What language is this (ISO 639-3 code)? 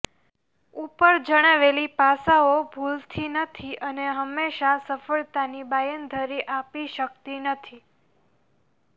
guj